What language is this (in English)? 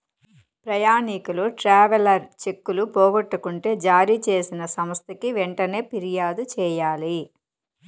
Telugu